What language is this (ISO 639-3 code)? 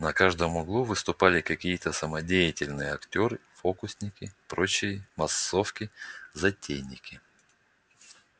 rus